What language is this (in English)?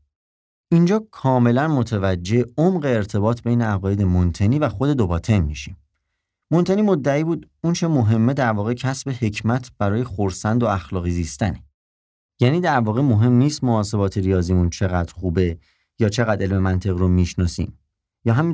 Persian